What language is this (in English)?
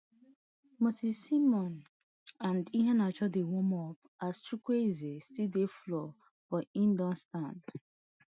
Nigerian Pidgin